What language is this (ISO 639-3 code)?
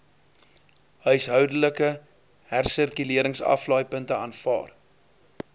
afr